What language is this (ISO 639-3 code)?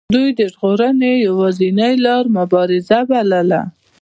pus